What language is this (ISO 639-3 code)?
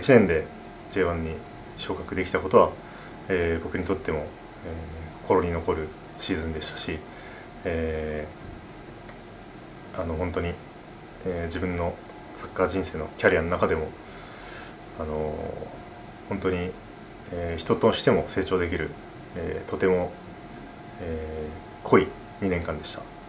jpn